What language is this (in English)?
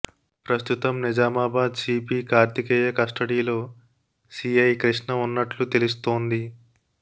Telugu